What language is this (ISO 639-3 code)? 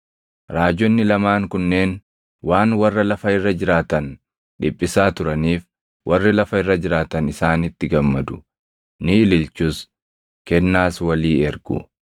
orm